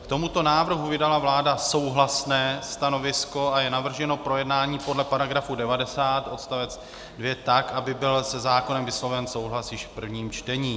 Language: Czech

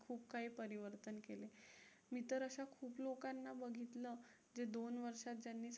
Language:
Marathi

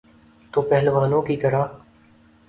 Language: Urdu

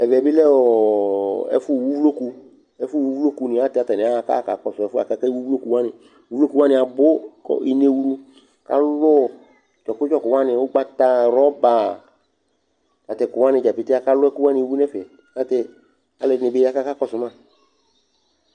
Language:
Ikposo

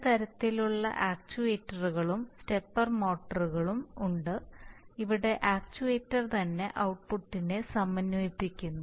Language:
Malayalam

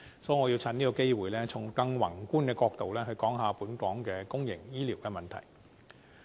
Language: Cantonese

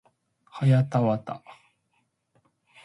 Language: Japanese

